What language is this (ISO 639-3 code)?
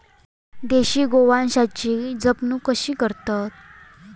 mar